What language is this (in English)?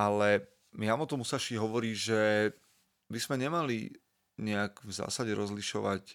Slovak